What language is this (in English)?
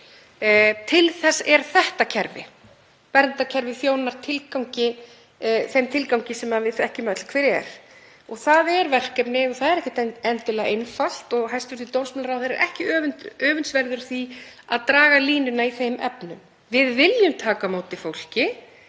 Icelandic